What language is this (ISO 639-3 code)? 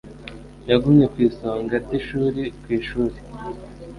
kin